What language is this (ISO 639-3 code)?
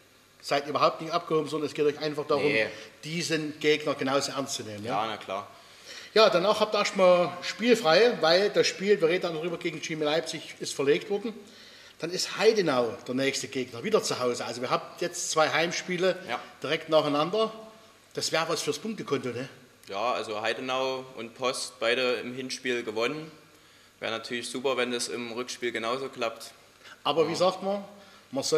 deu